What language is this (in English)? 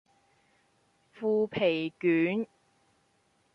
Cantonese